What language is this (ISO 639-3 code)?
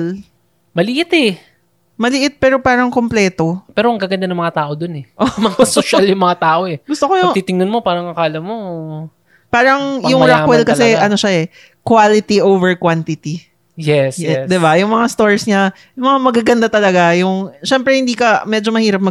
fil